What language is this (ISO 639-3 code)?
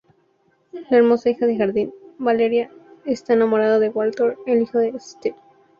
spa